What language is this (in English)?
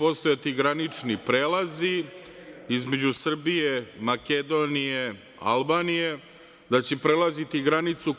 Serbian